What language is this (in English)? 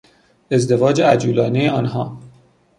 Persian